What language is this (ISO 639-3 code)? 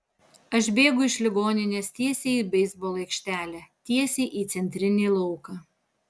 lit